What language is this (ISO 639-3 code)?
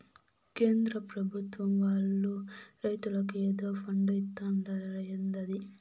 tel